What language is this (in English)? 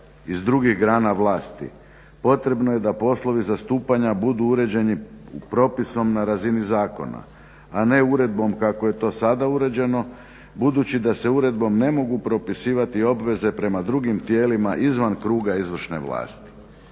Croatian